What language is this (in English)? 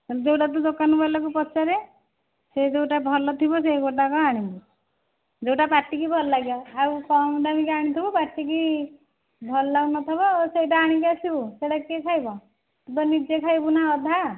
Odia